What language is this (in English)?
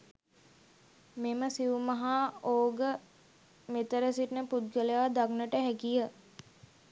Sinhala